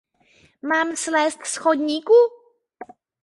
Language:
Czech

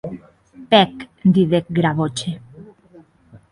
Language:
Occitan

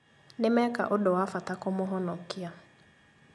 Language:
Kikuyu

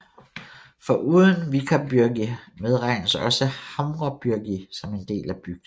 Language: Danish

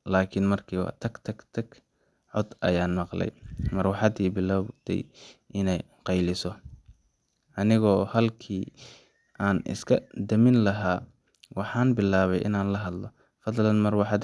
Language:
Somali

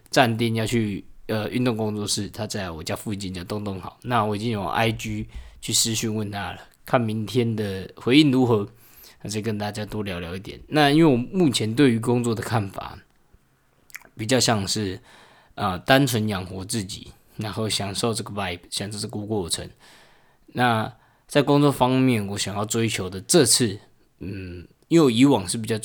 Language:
Chinese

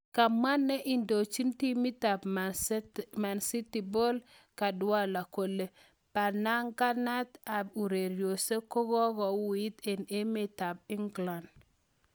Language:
Kalenjin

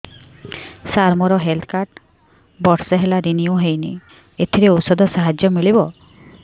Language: Odia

